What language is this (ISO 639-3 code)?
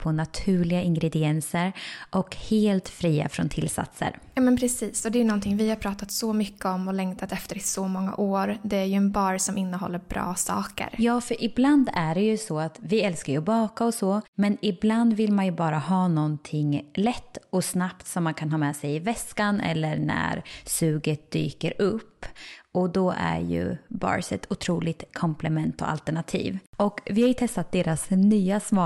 swe